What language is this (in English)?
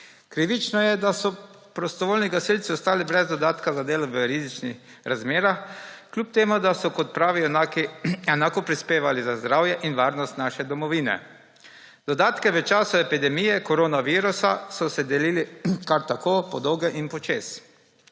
Slovenian